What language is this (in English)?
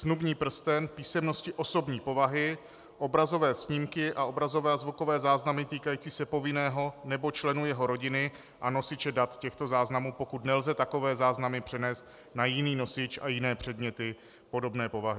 Czech